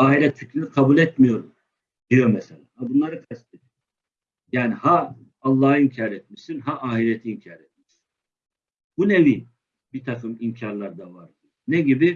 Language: Turkish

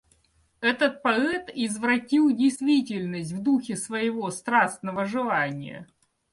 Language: Russian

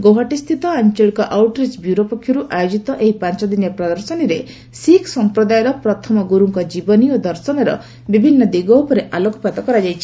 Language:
Odia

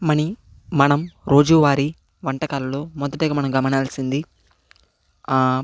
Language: Telugu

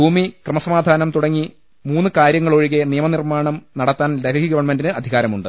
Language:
Malayalam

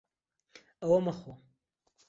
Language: Central Kurdish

